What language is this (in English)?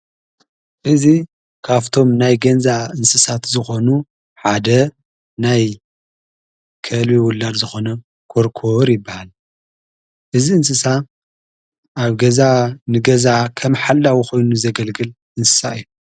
Tigrinya